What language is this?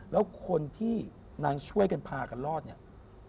Thai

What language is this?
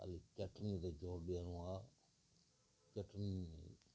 Sindhi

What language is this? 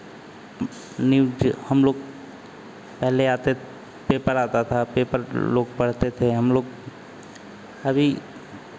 Hindi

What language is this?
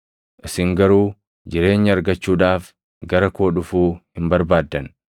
Oromo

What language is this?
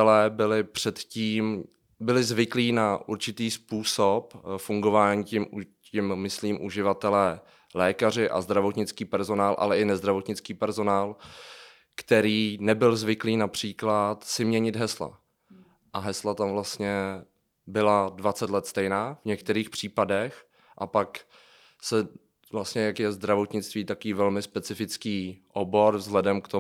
Czech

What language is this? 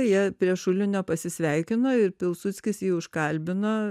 Lithuanian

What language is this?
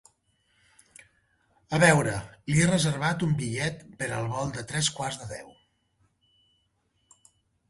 Catalan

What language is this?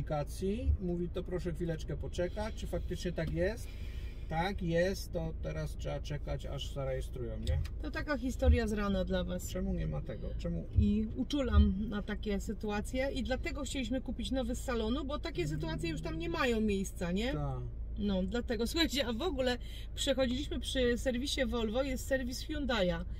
Polish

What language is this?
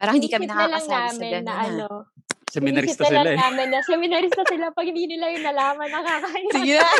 Filipino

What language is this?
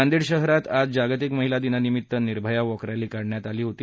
Marathi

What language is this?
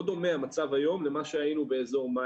Hebrew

